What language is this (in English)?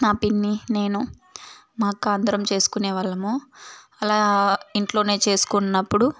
Telugu